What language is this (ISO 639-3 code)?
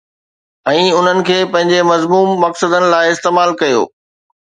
snd